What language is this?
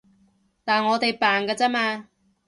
Cantonese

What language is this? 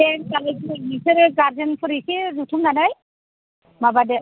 Bodo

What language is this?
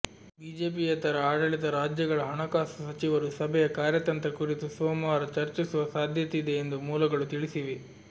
Kannada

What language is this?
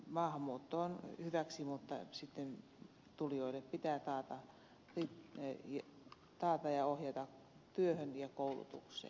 Finnish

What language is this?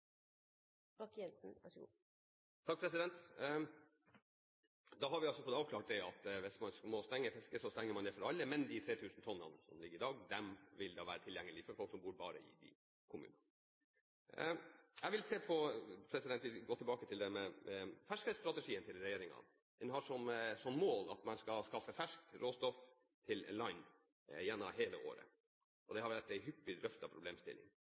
Norwegian Bokmål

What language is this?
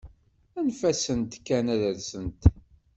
Kabyle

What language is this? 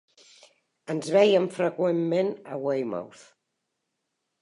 Catalan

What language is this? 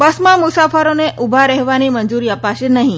Gujarati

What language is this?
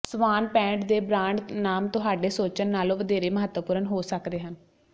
Punjabi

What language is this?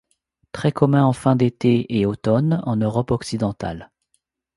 French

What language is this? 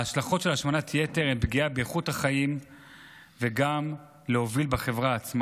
Hebrew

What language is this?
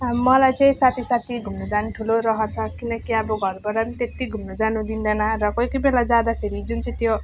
Nepali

